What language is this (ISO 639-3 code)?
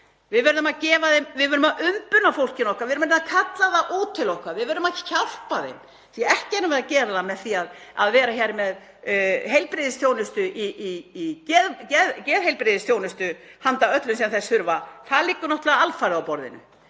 isl